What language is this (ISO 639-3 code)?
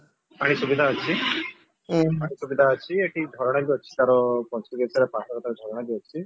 ori